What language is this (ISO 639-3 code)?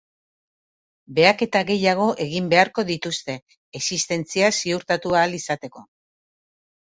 eus